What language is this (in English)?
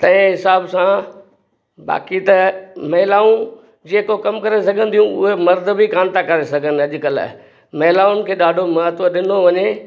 Sindhi